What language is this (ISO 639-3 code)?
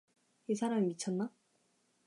kor